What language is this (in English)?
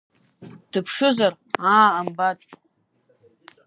Abkhazian